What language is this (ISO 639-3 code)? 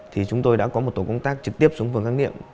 vie